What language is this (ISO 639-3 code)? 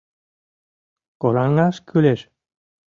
chm